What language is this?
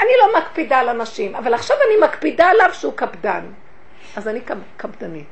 Hebrew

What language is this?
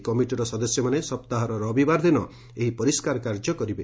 Odia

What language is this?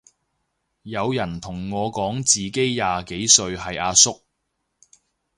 Cantonese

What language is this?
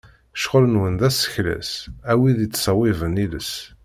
Kabyle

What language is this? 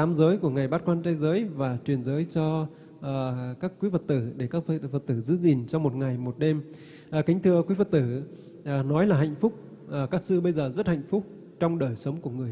Vietnamese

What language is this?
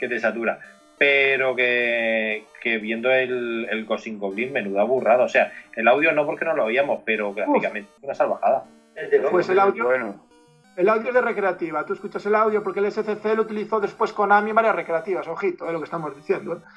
Spanish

